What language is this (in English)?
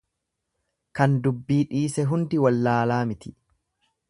Oromo